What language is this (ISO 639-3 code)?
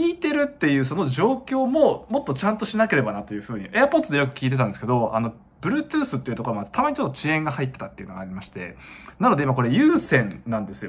jpn